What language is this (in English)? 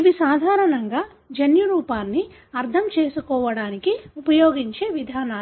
Telugu